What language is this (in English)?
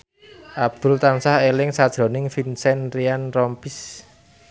Javanese